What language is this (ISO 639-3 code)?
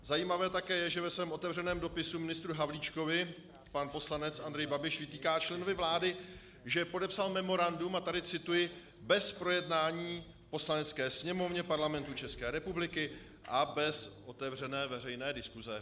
ces